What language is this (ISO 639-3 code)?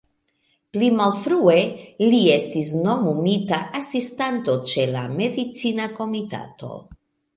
epo